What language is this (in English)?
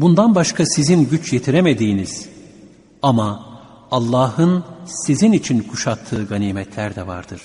Turkish